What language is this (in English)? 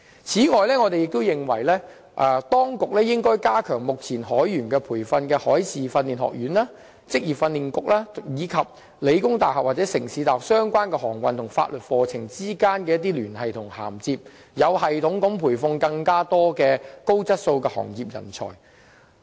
Cantonese